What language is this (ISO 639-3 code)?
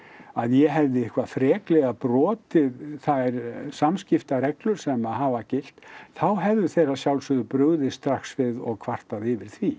isl